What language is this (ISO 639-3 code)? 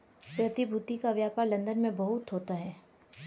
hin